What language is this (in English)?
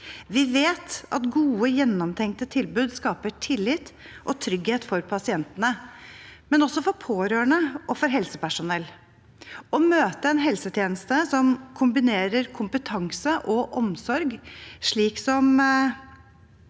Norwegian